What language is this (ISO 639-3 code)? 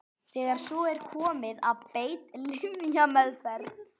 isl